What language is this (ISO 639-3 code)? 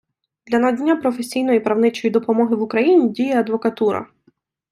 ukr